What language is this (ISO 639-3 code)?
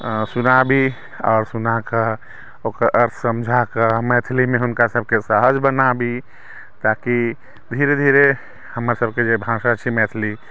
mai